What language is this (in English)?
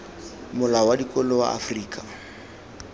Tswana